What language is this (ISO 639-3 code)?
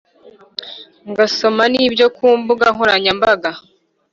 kin